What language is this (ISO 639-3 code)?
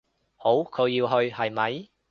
yue